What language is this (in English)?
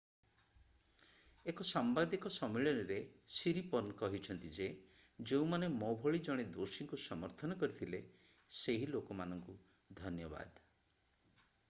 Odia